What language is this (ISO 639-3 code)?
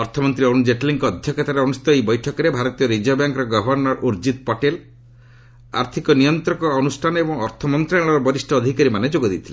ori